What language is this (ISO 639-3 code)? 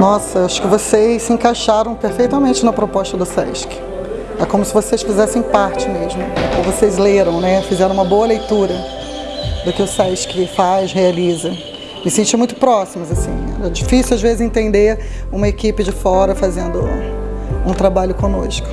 por